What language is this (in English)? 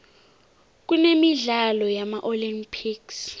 South Ndebele